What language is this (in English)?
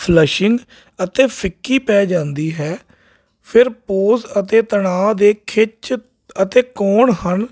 Punjabi